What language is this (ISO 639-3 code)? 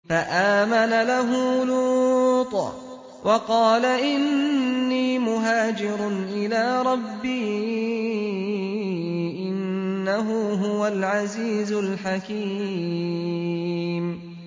ara